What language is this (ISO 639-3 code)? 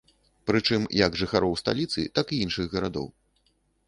bel